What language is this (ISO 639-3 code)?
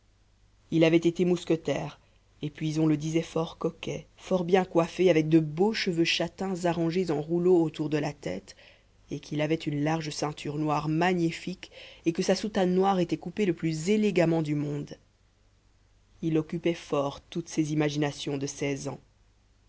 fra